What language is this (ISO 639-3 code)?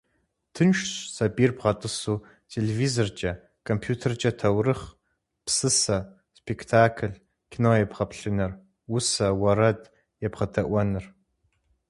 kbd